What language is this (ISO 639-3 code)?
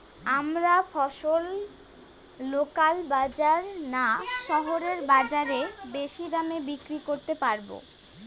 ben